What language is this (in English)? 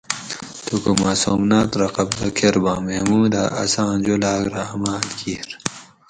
Gawri